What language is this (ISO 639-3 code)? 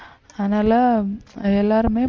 tam